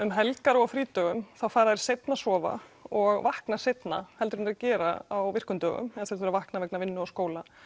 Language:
Icelandic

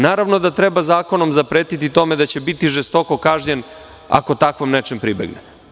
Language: Serbian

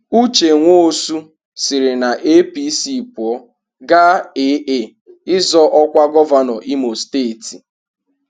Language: Igbo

